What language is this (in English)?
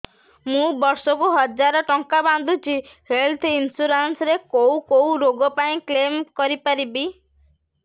Odia